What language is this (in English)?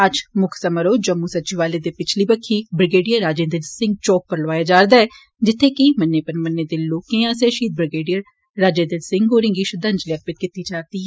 Dogri